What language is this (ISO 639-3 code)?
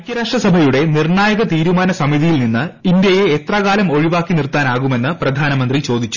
mal